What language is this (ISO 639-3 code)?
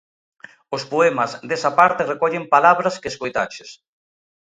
glg